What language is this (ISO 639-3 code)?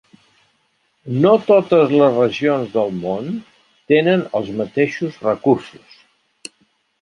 cat